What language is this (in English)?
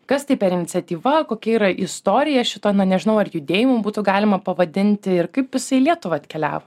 Lithuanian